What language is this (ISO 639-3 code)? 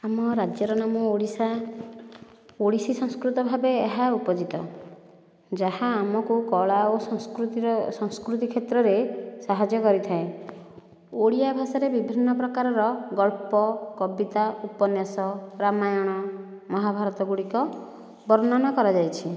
ori